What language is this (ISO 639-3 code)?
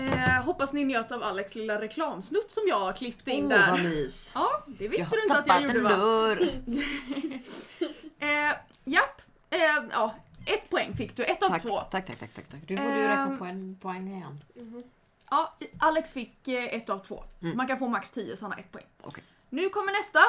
swe